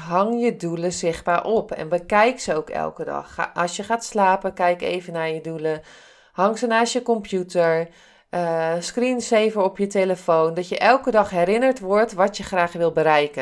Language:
Dutch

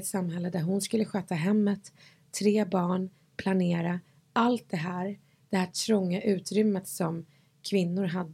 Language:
Swedish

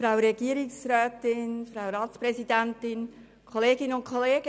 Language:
Swiss German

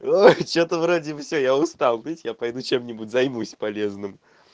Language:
Russian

